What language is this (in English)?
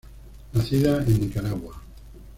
Spanish